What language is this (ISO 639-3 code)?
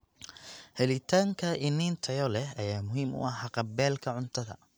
som